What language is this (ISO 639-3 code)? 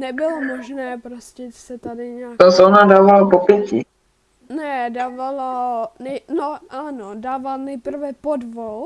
ces